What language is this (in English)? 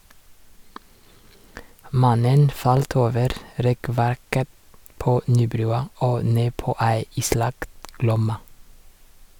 Norwegian